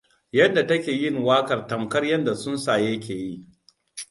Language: Hausa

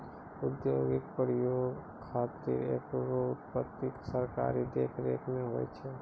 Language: Maithili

